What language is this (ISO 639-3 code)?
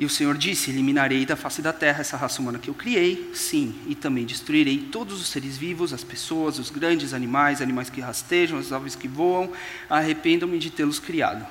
por